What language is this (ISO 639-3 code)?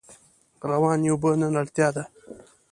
pus